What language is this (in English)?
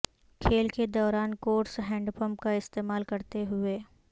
Urdu